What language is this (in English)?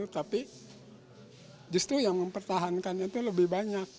Indonesian